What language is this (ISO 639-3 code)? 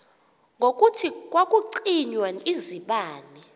xho